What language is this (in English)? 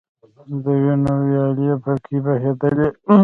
Pashto